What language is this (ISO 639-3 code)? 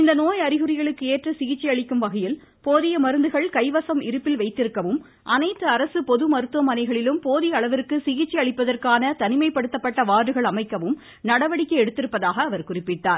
tam